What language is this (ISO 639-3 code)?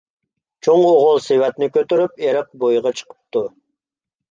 uig